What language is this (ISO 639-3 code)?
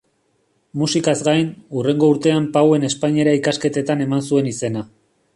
eus